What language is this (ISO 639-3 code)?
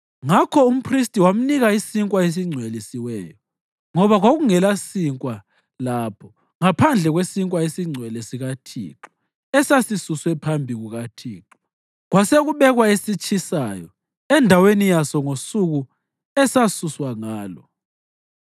nde